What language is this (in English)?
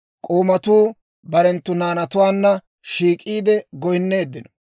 Dawro